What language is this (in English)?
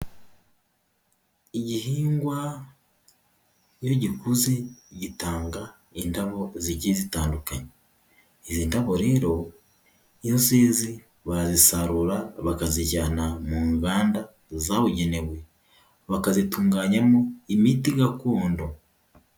Kinyarwanda